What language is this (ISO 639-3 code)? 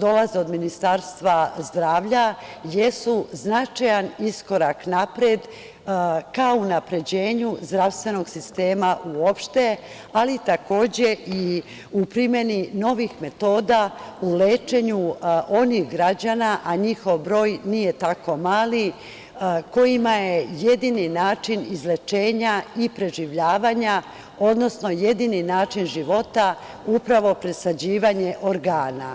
srp